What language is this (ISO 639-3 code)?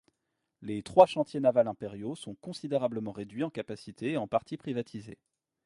fra